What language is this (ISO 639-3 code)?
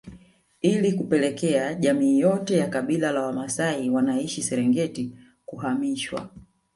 swa